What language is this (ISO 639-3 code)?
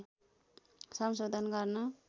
nep